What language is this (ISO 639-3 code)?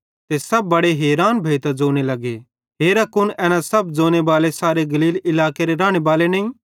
bhd